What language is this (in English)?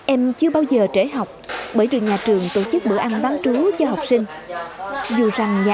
Vietnamese